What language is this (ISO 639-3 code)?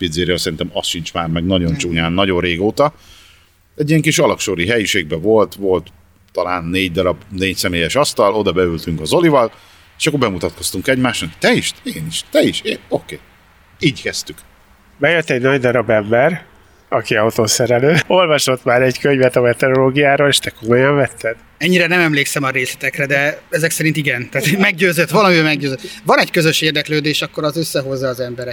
hun